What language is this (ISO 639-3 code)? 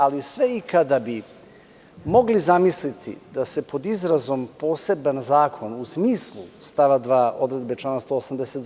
srp